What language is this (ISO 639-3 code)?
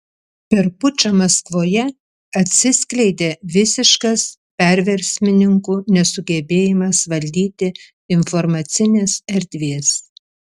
lit